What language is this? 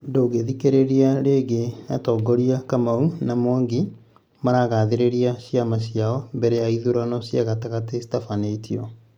Kikuyu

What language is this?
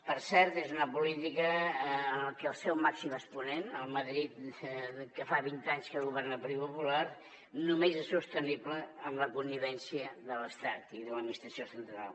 Catalan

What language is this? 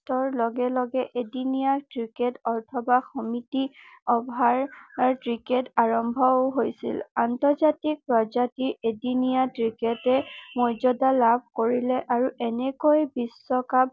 Assamese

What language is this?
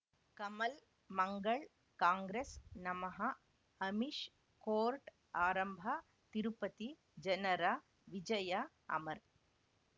Kannada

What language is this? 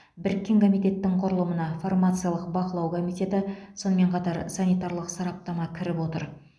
Kazakh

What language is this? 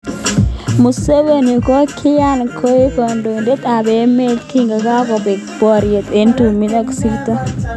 Kalenjin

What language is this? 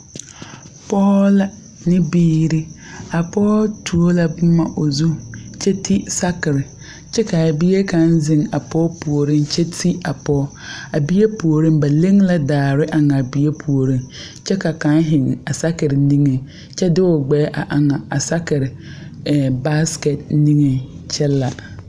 Southern Dagaare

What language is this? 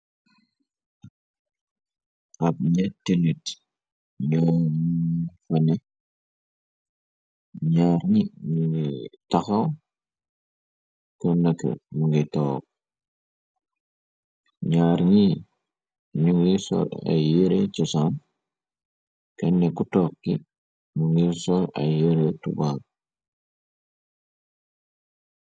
Wolof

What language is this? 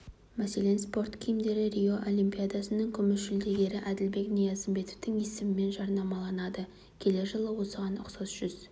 Kazakh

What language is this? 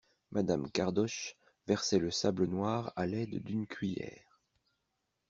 French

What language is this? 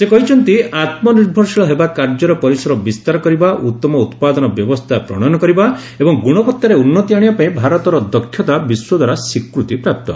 Odia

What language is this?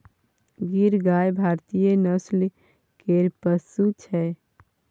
Maithili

